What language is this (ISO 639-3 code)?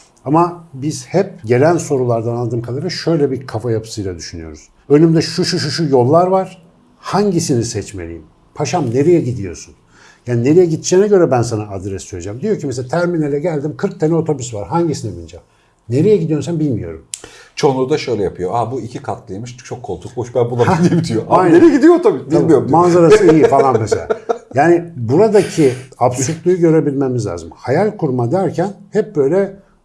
tur